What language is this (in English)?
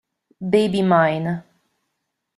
Italian